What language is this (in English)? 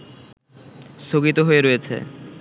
Bangla